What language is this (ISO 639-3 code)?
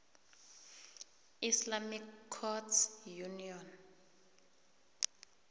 nbl